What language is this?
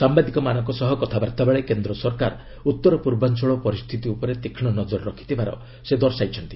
Odia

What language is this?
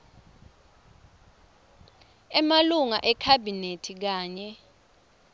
Swati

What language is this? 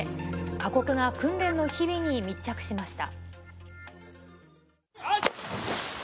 Japanese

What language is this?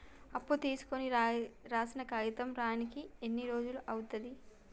Telugu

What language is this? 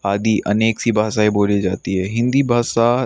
Hindi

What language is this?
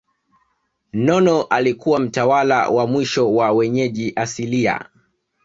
Swahili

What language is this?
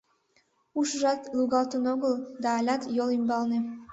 Mari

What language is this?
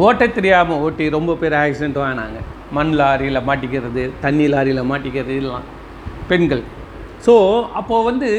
Tamil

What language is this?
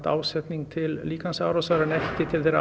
Icelandic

